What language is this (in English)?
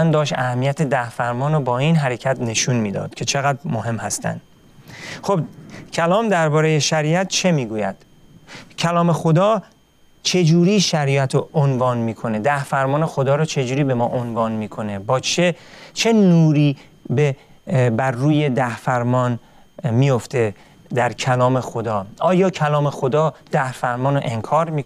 Persian